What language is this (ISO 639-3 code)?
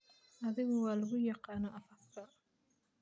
som